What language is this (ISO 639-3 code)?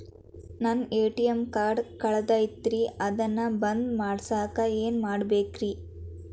kan